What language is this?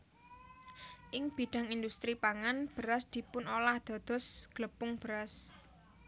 Javanese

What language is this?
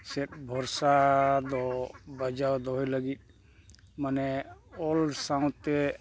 Santali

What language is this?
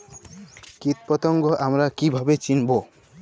Bangla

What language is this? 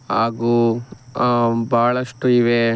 Kannada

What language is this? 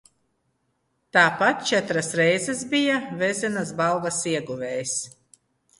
Latvian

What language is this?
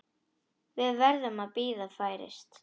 Icelandic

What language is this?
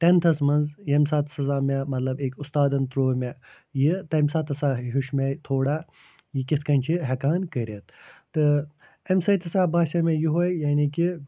Kashmiri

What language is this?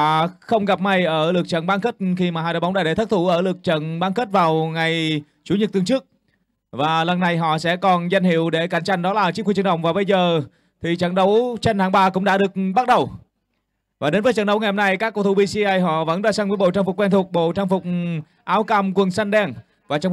Vietnamese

